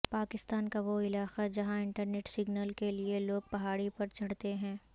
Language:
Urdu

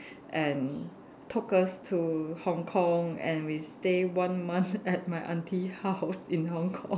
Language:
English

